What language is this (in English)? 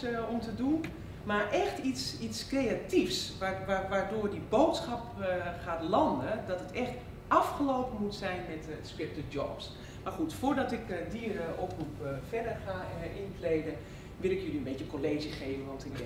Dutch